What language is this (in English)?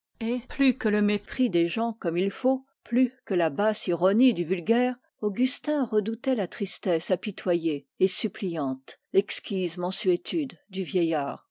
French